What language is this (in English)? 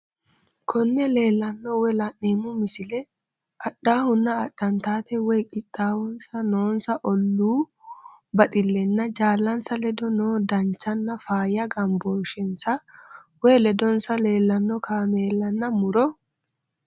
Sidamo